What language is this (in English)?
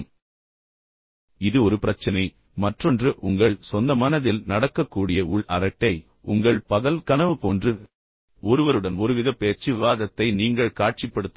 Tamil